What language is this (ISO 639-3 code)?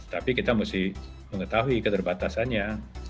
ind